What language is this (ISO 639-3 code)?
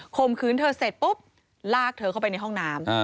tha